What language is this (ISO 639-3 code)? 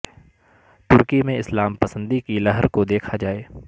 urd